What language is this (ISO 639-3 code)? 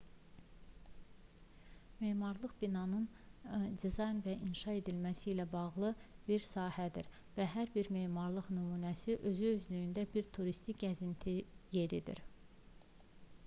aze